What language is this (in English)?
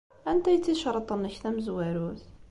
Kabyle